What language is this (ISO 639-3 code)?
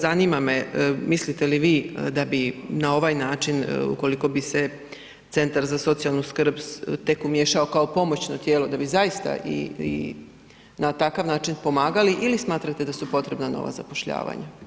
hrv